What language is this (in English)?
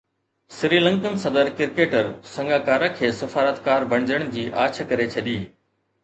Sindhi